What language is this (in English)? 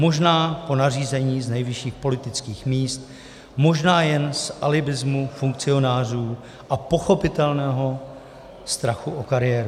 Czech